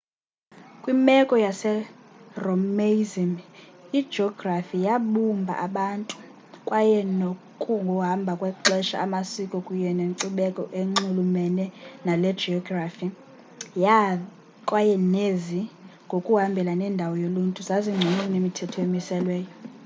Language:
Xhosa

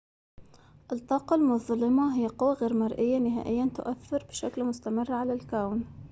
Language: Arabic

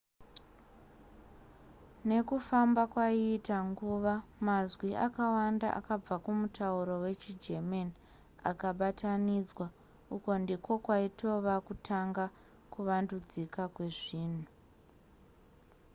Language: Shona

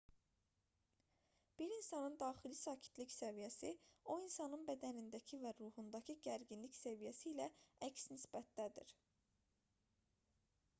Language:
Azerbaijani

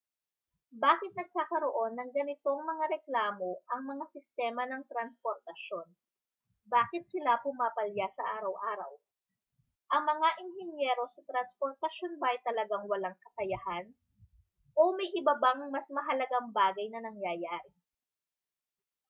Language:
Filipino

